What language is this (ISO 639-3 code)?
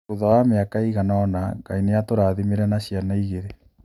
kik